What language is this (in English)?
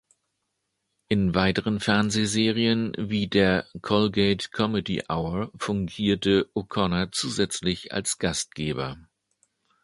German